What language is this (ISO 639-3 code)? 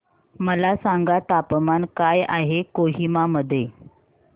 mar